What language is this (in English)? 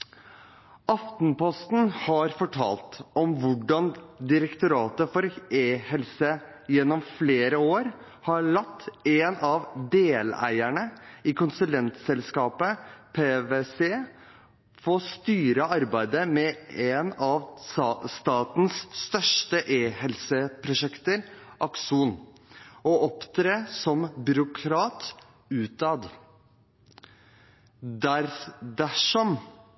Norwegian Bokmål